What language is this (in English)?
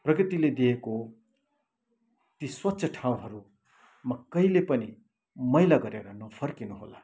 Nepali